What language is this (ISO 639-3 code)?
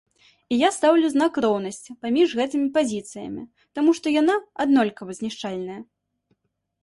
bel